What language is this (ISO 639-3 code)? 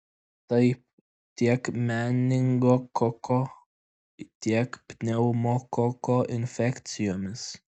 lit